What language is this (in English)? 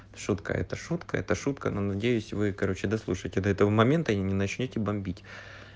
Russian